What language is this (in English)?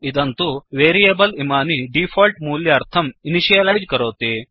Sanskrit